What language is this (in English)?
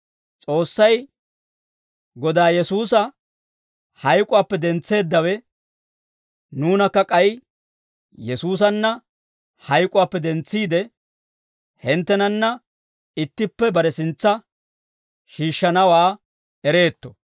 Dawro